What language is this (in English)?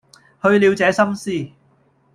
Cantonese